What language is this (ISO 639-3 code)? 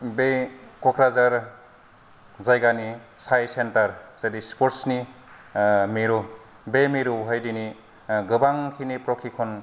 brx